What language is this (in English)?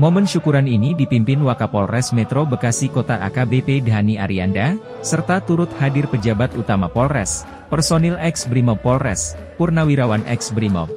Indonesian